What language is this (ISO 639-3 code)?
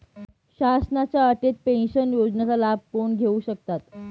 mar